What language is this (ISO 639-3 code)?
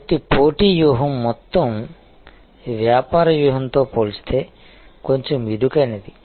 tel